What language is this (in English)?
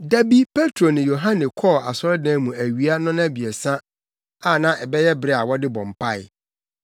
Akan